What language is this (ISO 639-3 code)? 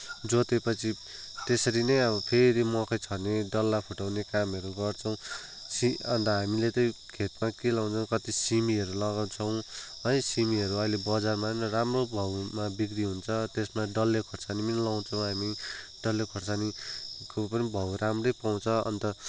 nep